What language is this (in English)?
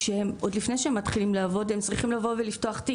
Hebrew